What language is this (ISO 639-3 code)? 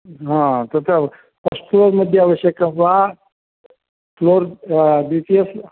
san